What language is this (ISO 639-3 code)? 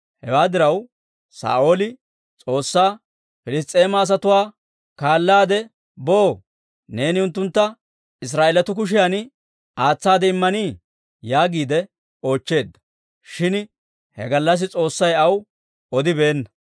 dwr